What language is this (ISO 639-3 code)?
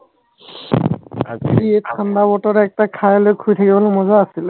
asm